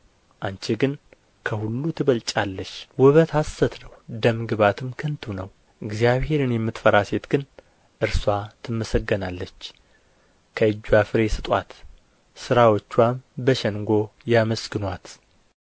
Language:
Amharic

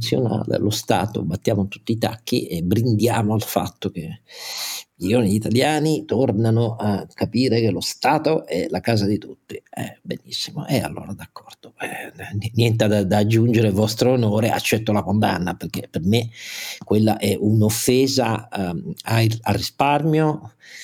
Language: Italian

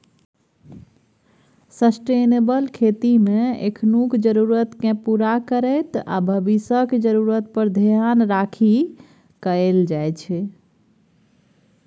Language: Maithili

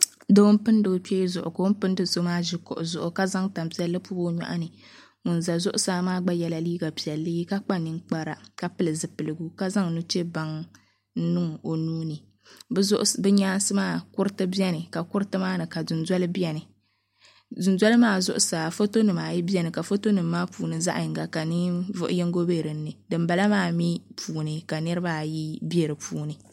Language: Dagbani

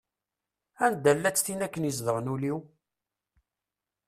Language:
Kabyle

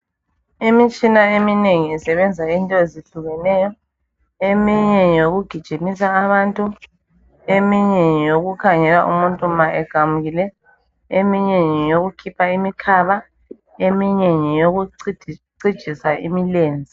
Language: North Ndebele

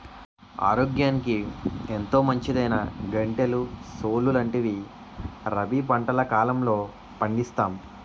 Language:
Telugu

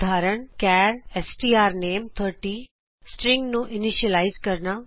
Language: Punjabi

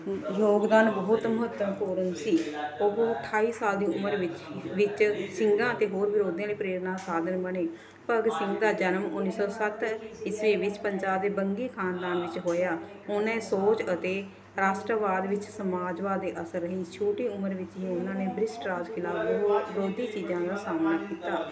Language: Punjabi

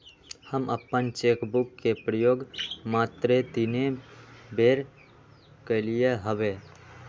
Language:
Magahi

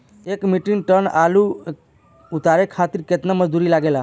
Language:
Bhojpuri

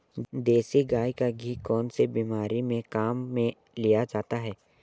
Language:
Hindi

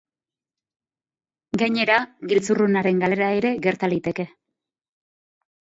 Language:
Basque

